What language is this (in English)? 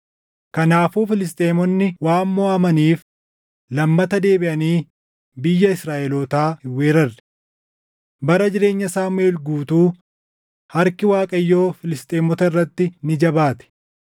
Oromo